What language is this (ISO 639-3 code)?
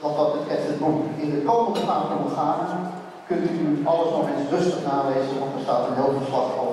nld